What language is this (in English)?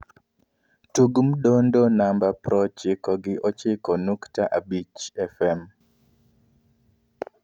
Luo (Kenya and Tanzania)